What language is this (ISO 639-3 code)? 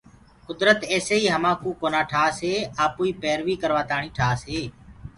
ggg